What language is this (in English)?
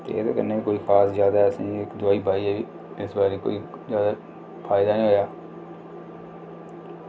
Dogri